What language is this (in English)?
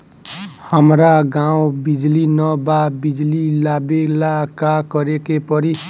Bhojpuri